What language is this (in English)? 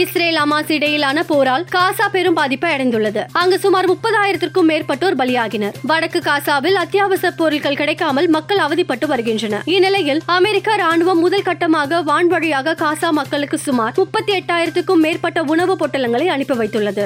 Tamil